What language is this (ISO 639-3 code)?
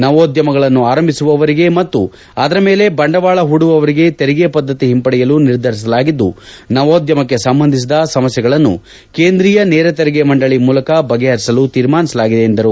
kan